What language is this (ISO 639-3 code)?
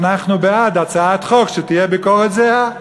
heb